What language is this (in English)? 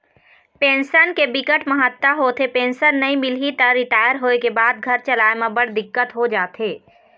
Chhattisgarhi